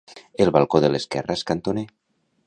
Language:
Catalan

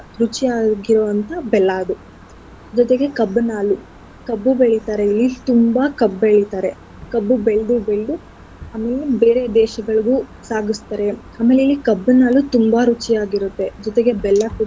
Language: Kannada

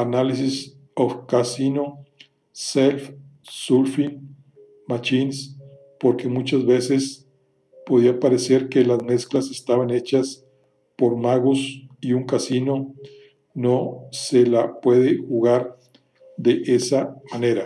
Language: Spanish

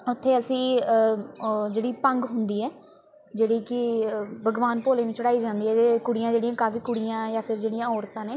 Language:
Punjabi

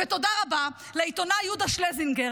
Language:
Hebrew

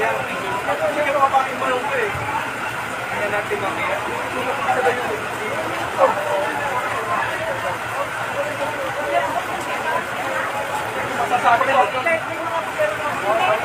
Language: Filipino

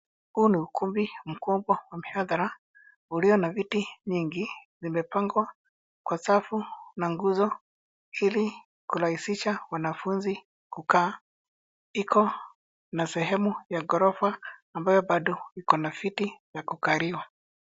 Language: Swahili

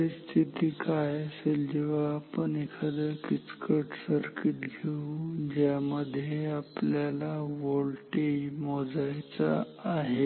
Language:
Marathi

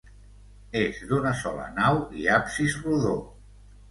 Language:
Catalan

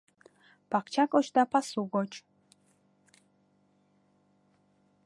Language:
Mari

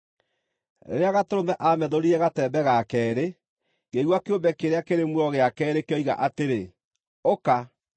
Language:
Kikuyu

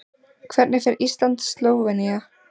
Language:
Icelandic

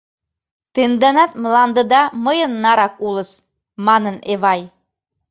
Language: Mari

